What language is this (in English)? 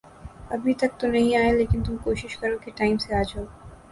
Urdu